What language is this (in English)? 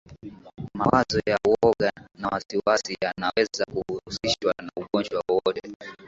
Swahili